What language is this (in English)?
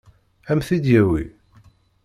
Kabyle